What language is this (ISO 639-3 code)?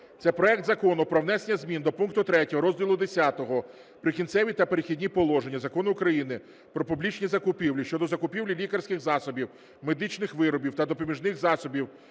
ukr